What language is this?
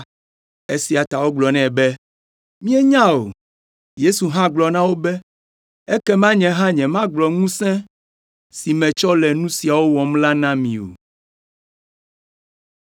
Ewe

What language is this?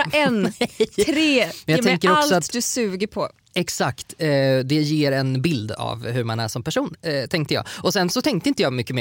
Swedish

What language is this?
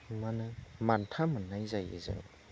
Bodo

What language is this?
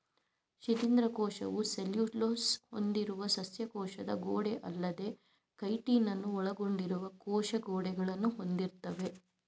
Kannada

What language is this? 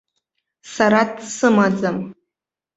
Abkhazian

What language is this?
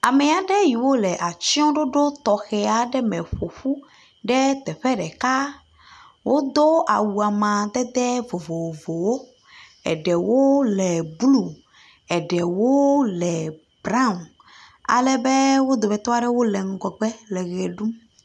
Ewe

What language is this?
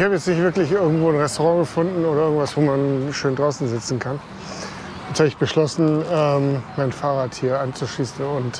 German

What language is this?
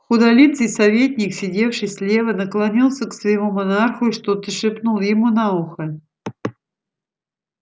Russian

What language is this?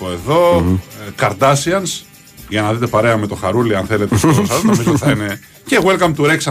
Greek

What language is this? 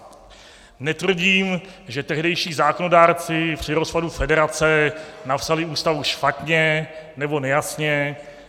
Czech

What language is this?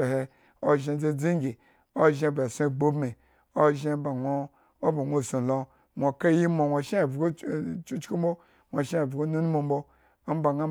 Eggon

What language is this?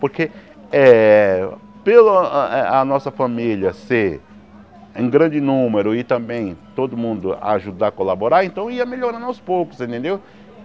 Portuguese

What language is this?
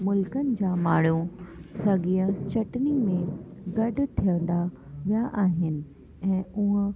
Sindhi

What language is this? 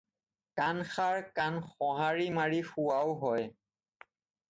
Assamese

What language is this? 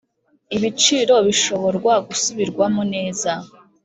Kinyarwanda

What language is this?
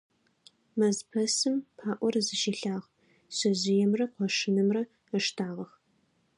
Adyghe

